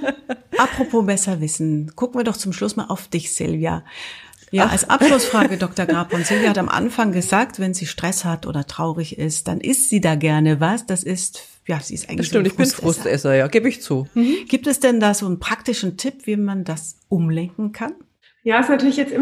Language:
German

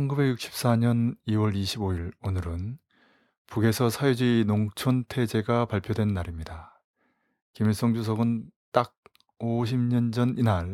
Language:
Korean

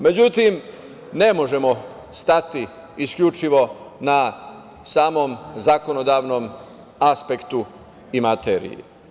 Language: Serbian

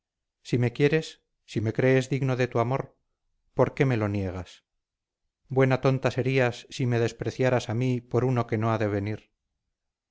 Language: Spanish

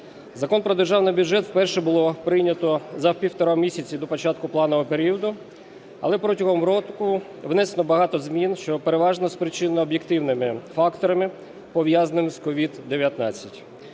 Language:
Ukrainian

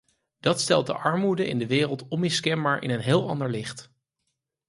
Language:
Dutch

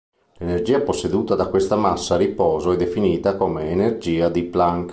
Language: Italian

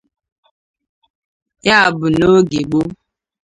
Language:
Igbo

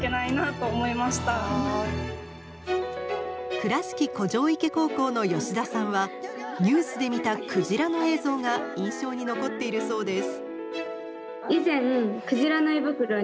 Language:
Japanese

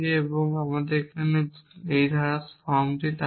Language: Bangla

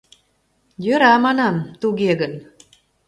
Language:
Mari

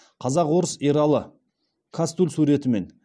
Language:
Kazakh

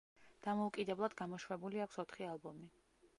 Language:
Georgian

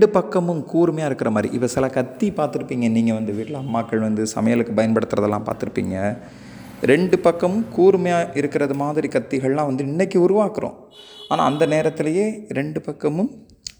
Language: Tamil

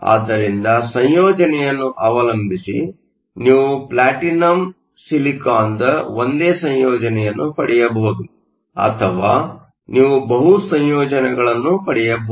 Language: Kannada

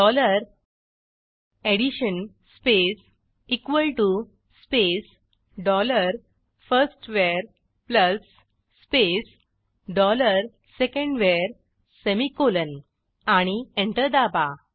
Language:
Marathi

